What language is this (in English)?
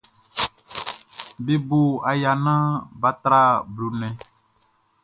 Baoulé